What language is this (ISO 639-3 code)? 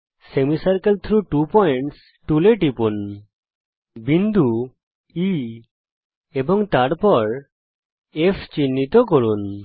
ben